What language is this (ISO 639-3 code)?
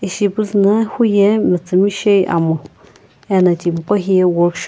nsm